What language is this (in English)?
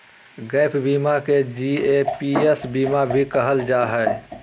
Magahi